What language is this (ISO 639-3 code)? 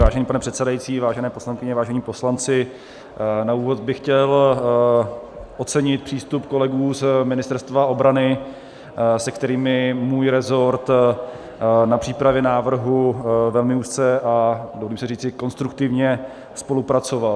ces